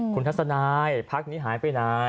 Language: Thai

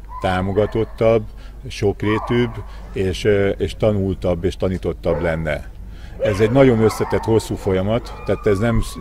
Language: Hungarian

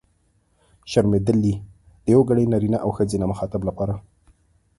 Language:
Pashto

